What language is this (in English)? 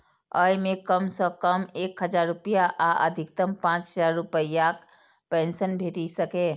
Maithili